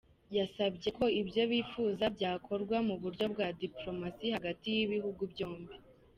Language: Kinyarwanda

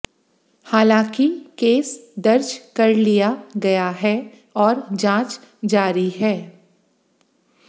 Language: Hindi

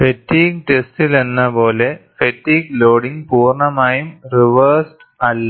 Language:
Malayalam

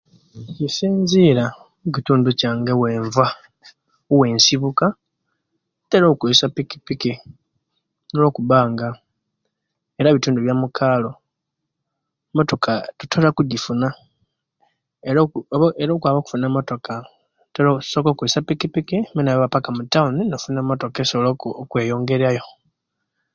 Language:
Kenyi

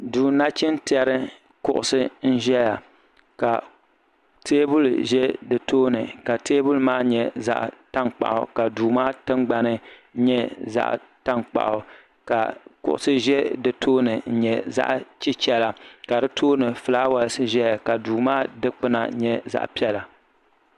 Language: Dagbani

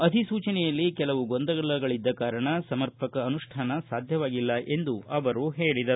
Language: Kannada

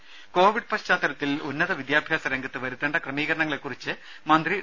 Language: Malayalam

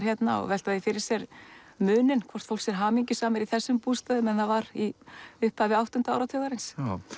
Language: Icelandic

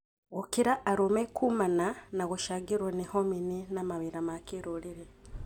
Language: Kikuyu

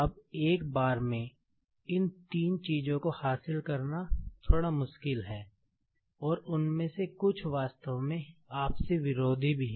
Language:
Hindi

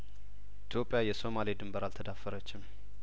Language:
Amharic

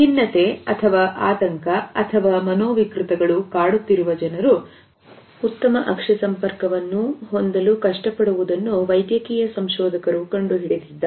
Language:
Kannada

